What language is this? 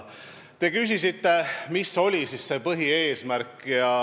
Estonian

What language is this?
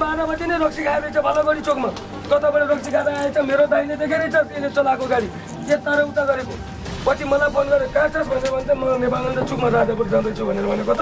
Indonesian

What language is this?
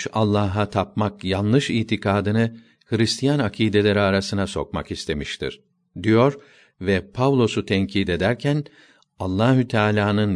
Turkish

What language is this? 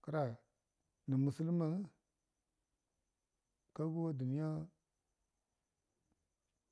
Buduma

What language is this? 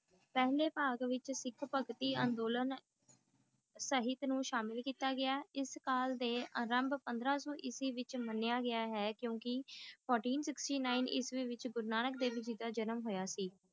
Punjabi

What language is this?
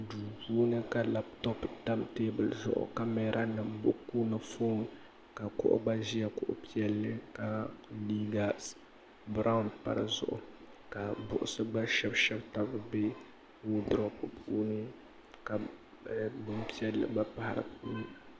Dagbani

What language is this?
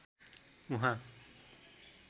Nepali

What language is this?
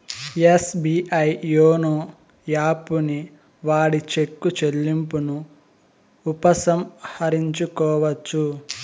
Telugu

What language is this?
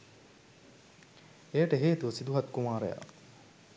Sinhala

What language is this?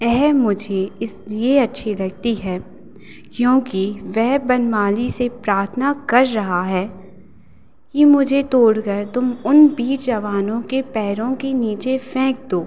Hindi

